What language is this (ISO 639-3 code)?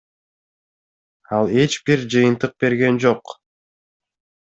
kir